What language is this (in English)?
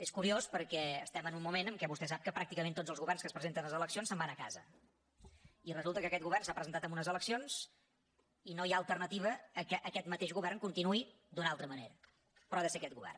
Catalan